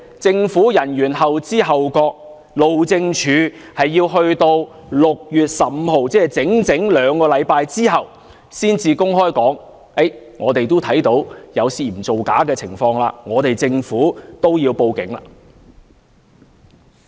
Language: Cantonese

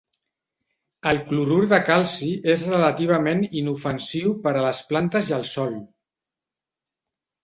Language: Catalan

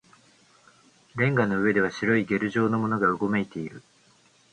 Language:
Japanese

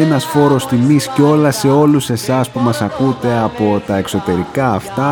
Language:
Greek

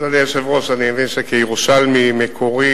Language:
Hebrew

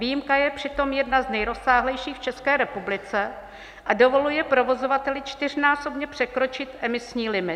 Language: Czech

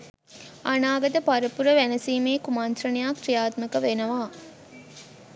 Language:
Sinhala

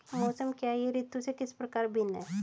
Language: Hindi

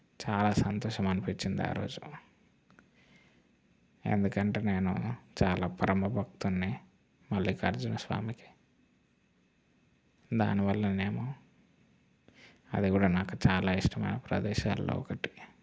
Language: Telugu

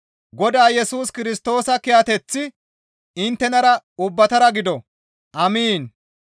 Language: Gamo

